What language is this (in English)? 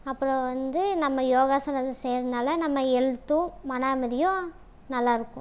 Tamil